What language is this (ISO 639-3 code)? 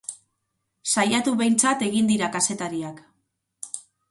eus